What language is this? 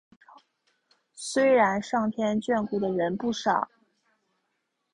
Chinese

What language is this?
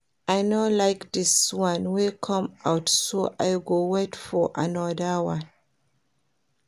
Nigerian Pidgin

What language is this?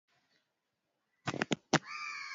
Swahili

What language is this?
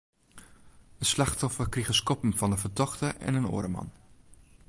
Western Frisian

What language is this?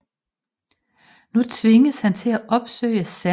Danish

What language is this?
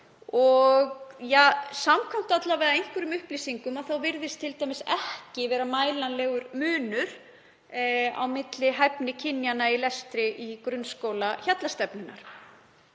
Icelandic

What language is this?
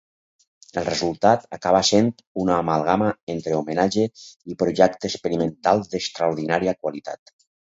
Catalan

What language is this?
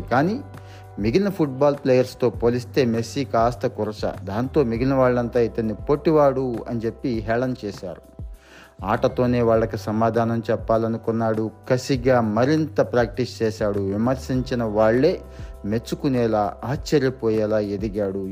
Telugu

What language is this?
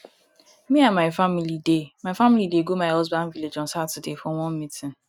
Nigerian Pidgin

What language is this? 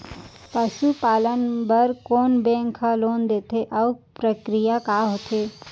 Chhattisgarhi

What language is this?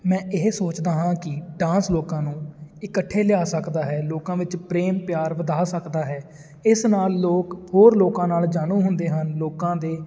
Punjabi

